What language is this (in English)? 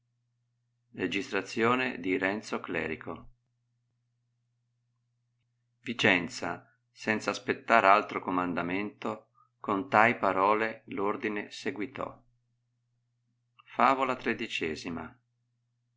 Italian